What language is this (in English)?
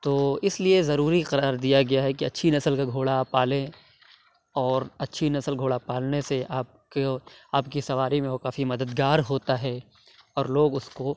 Urdu